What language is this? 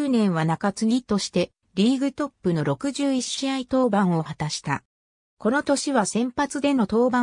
Japanese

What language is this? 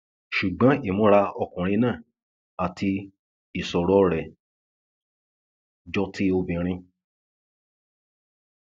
Yoruba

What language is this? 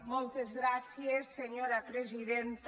Catalan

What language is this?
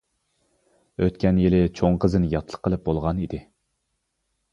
Uyghur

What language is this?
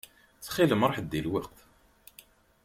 Kabyle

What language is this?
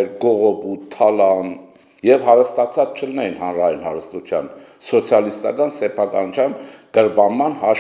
Romanian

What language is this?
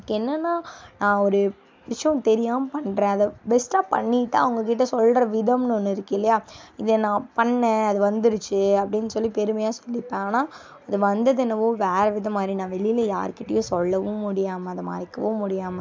Tamil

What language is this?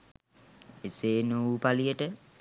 Sinhala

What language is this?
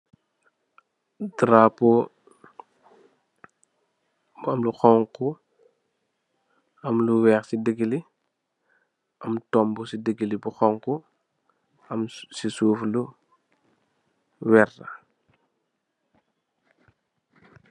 Wolof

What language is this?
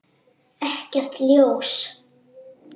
Icelandic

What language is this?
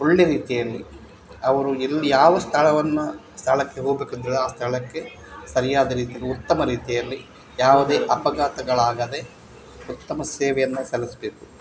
Kannada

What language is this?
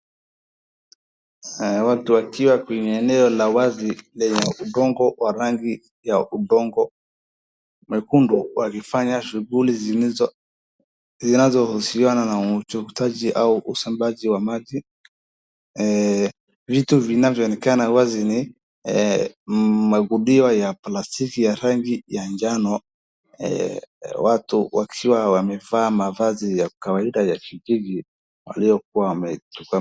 Swahili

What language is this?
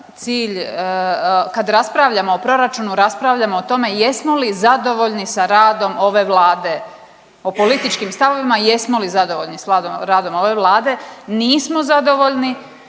Croatian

